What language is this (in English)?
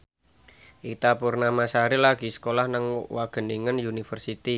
Javanese